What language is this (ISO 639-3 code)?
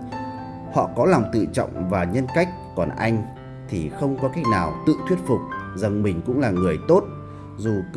vie